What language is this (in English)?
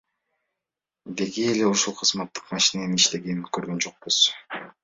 Kyrgyz